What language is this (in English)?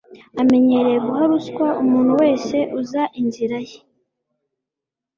Kinyarwanda